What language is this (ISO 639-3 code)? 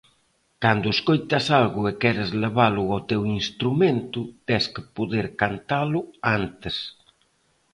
glg